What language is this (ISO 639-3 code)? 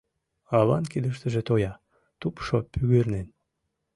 chm